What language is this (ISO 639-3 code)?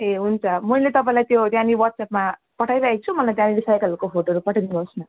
nep